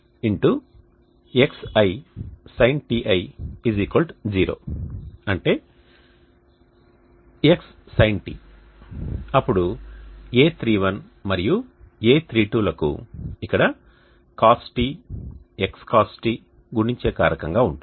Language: Telugu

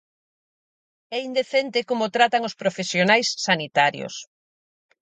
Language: Galician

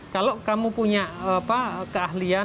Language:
Indonesian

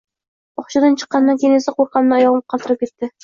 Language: Uzbek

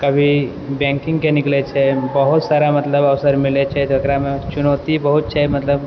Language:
Maithili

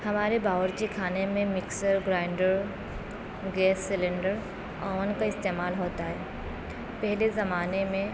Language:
Urdu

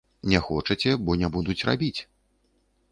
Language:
Belarusian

